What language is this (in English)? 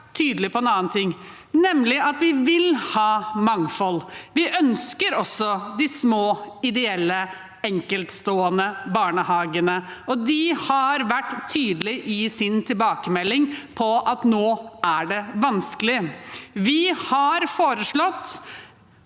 Norwegian